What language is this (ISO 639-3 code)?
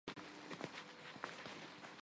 hye